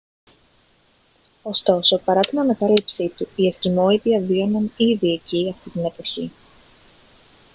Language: Greek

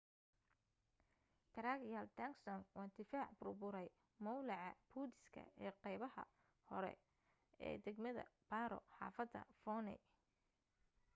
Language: Somali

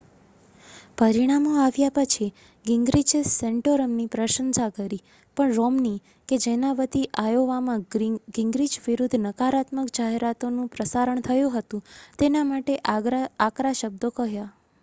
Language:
Gujarati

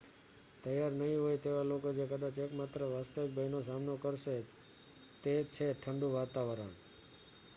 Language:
Gujarati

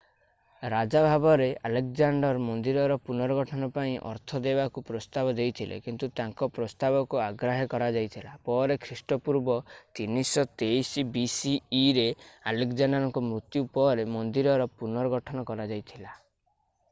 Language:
Odia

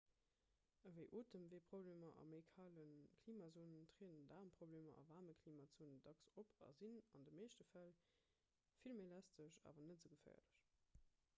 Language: Luxembourgish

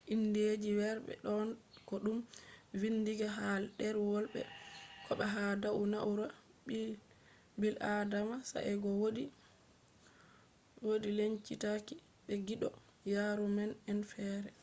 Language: Fula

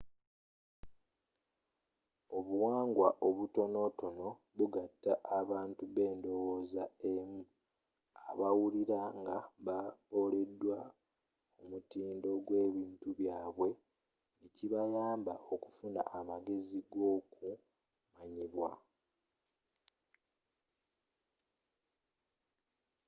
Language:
Ganda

